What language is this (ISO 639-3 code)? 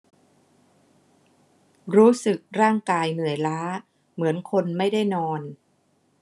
tha